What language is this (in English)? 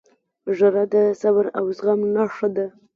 Pashto